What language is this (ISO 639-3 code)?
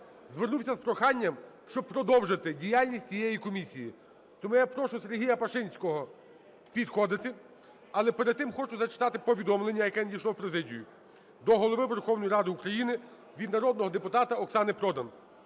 ukr